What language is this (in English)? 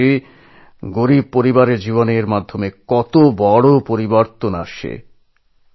Bangla